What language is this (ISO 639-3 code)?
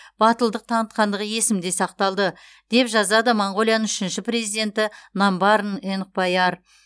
kaz